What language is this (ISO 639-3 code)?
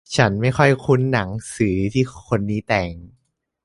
tha